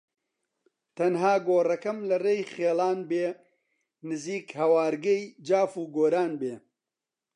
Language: Central Kurdish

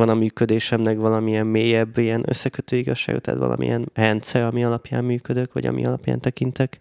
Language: Hungarian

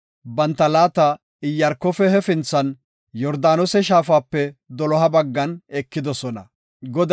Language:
Gofa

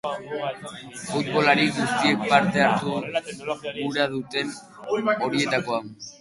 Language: Basque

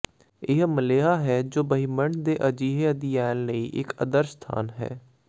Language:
Punjabi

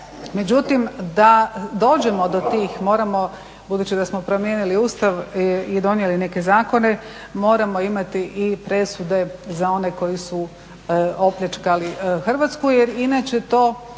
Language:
Croatian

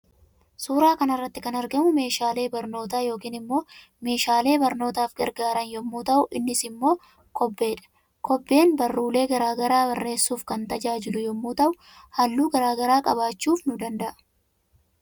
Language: Oromo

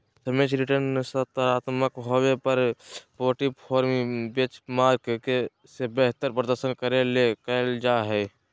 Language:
Magahi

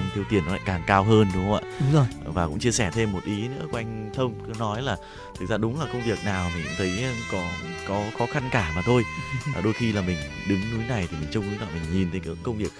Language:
Vietnamese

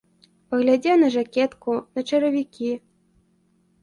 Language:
Belarusian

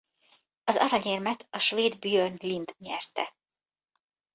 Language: Hungarian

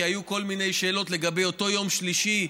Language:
Hebrew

